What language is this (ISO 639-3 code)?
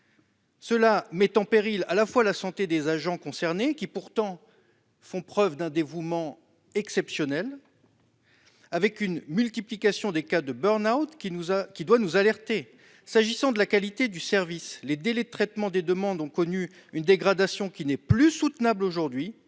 fra